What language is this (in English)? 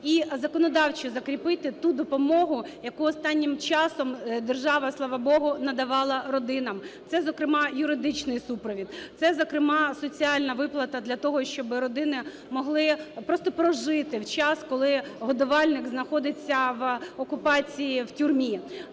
Ukrainian